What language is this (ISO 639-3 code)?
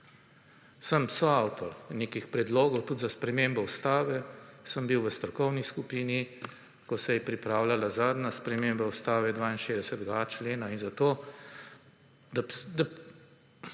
slv